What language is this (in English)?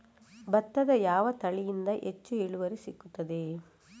Kannada